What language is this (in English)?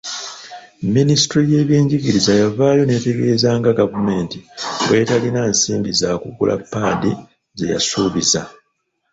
Ganda